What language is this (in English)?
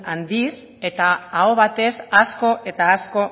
Basque